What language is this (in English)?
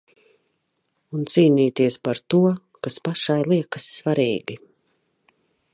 Latvian